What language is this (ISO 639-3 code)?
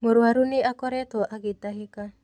kik